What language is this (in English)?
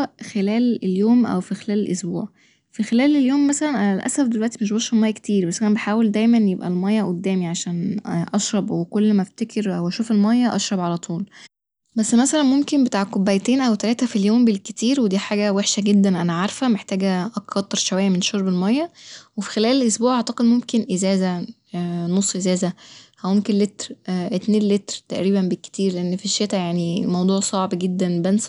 Egyptian Arabic